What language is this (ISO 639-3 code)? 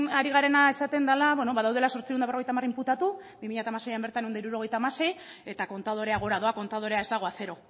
eus